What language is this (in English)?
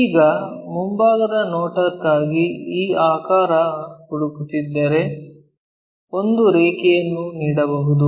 Kannada